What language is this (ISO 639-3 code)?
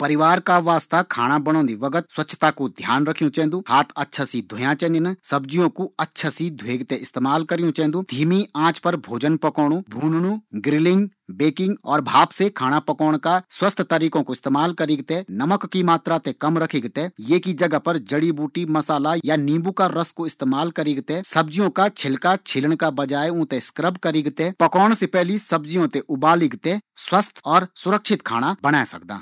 gbm